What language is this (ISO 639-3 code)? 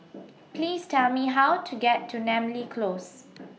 eng